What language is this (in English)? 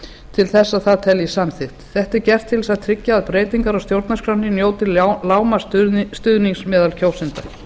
Icelandic